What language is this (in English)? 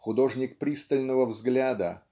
Russian